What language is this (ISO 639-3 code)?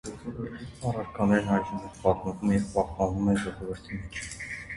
hye